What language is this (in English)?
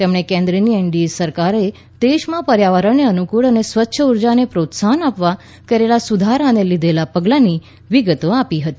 Gujarati